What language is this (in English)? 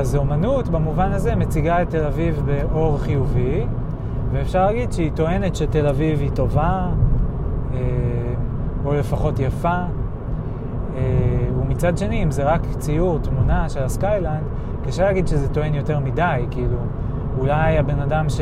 Hebrew